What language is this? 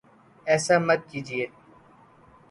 Urdu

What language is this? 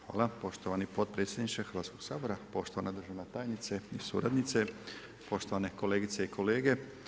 Croatian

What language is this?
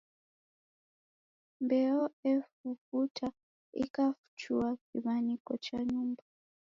Taita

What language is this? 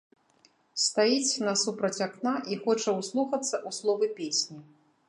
Belarusian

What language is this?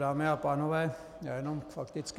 Czech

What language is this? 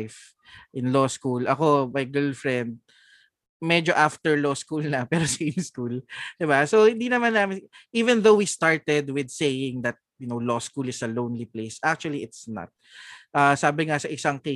Filipino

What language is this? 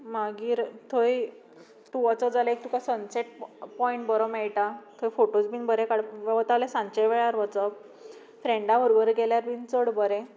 Konkani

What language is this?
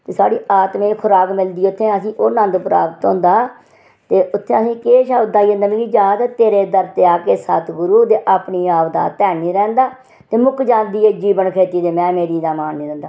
Dogri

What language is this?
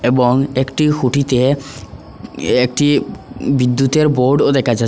Bangla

